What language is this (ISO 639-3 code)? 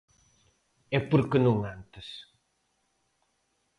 glg